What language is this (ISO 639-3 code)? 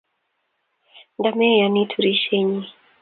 kln